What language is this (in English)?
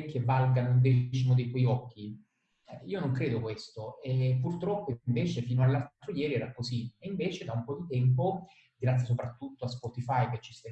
Italian